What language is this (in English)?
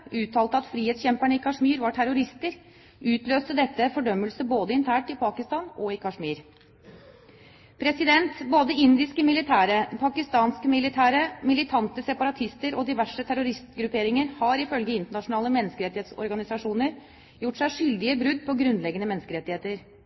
Norwegian Bokmål